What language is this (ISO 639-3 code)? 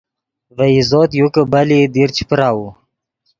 ydg